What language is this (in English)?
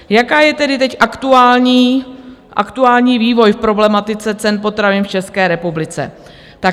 Czech